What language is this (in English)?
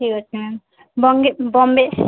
Odia